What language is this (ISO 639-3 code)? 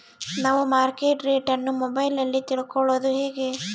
kan